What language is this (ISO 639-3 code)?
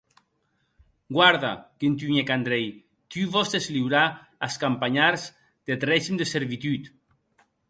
oci